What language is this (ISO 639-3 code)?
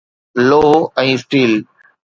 snd